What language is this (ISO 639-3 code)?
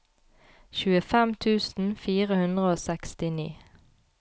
nor